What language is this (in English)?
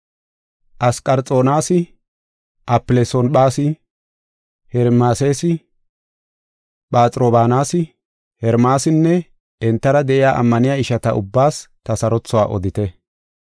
Gofa